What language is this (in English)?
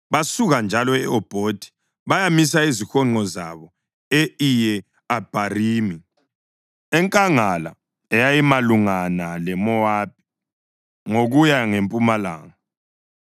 North Ndebele